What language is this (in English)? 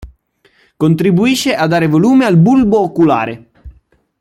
Italian